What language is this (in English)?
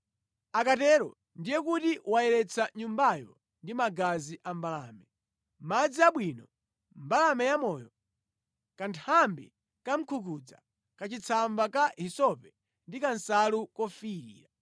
Nyanja